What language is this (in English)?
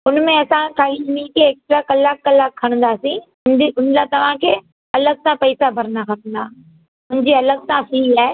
Sindhi